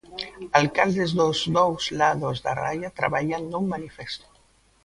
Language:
Galician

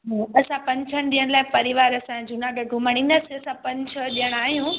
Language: Sindhi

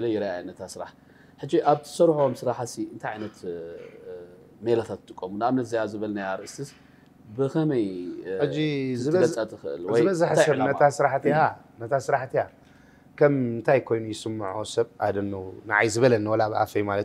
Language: Arabic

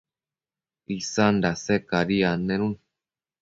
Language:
Matsés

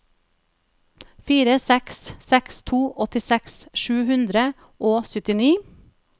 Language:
Norwegian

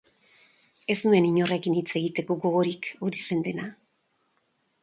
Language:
Basque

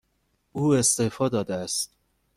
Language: Persian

